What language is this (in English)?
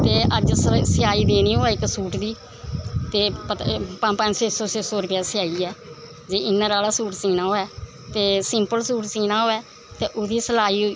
Dogri